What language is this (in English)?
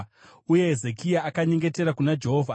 Shona